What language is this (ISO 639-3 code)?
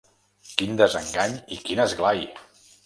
cat